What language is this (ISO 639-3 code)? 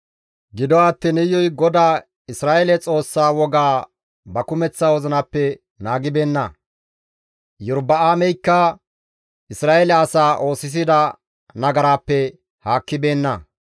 gmv